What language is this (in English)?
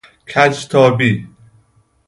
Persian